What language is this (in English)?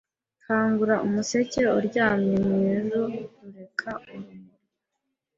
Kinyarwanda